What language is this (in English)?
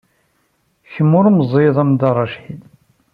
Kabyle